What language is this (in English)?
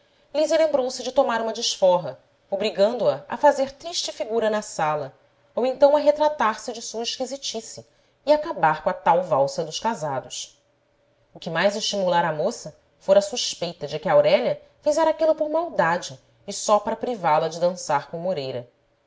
Portuguese